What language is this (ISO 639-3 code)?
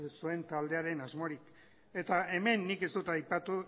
eus